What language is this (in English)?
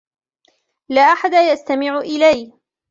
Arabic